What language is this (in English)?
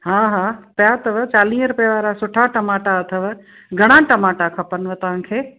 Sindhi